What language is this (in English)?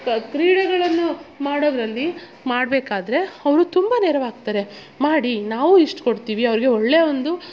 Kannada